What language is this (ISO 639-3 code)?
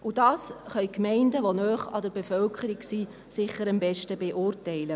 gsw